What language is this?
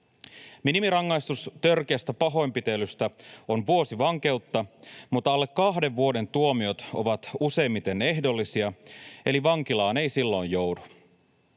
Finnish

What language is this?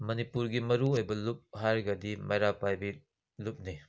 Manipuri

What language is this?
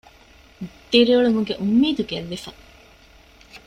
Divehi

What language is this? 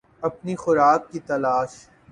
Urdu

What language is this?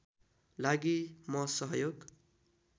Nepali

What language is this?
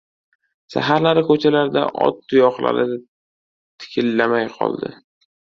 Uzbek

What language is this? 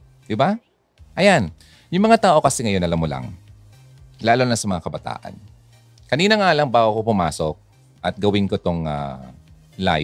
Filipino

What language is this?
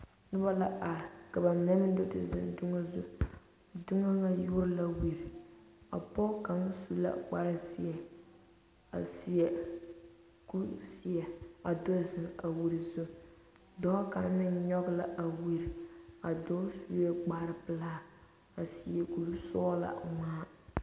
Southern Dagaare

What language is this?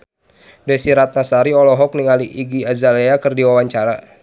Sundanese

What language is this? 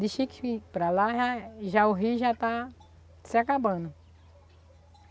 Portuguese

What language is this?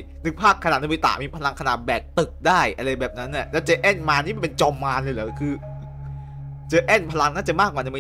Thai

